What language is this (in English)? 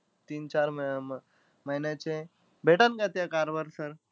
Marathi